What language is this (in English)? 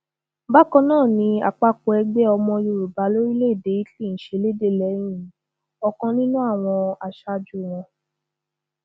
Yoruba